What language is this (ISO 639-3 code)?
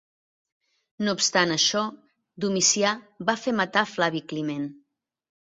cat